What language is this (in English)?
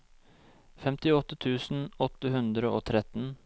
Norwegian